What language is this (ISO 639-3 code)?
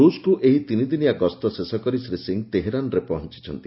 ori